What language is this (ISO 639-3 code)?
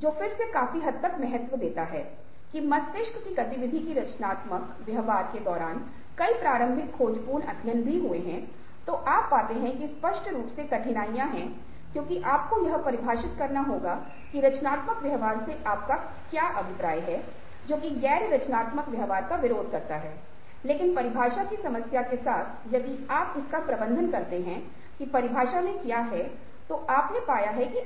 hin